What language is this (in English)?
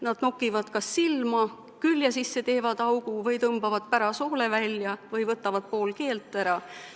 Estonian